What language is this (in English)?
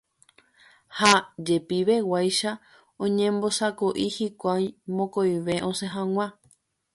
Guarani